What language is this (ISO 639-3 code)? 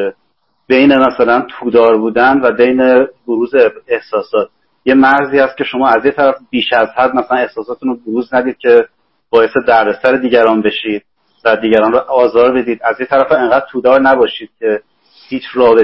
fas